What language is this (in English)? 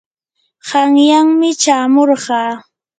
Yanahuanca Pasco Quechua